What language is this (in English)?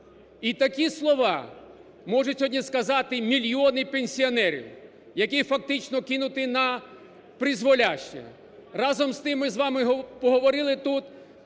Ukrainian